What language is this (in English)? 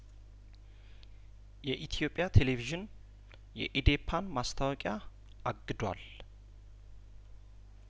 Amharic